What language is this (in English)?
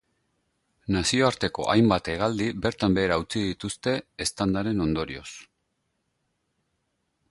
Basque